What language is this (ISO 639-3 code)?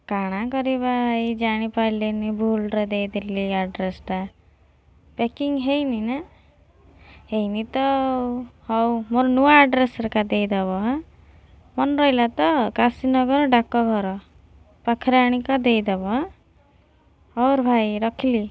ori